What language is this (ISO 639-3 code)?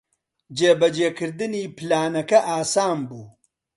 ckb